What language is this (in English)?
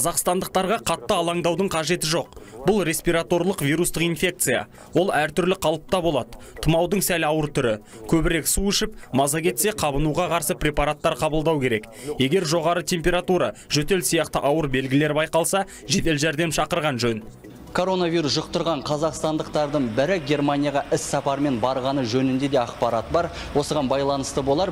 Russian